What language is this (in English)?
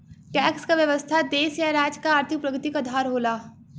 Bhojpuri